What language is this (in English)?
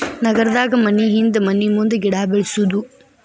Kannada